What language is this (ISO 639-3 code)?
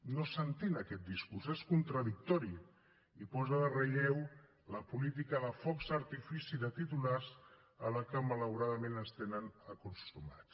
cat